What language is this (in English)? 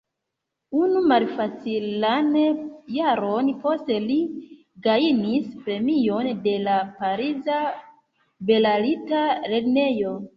Esperanto